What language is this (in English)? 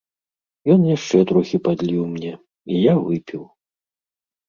Belarusian